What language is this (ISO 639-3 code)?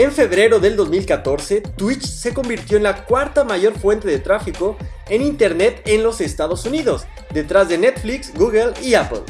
spa